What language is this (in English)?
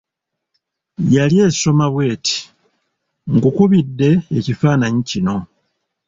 Ganda